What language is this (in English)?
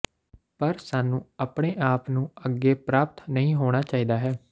Punjabi